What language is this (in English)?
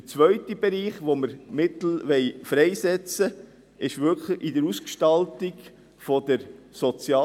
Swiss German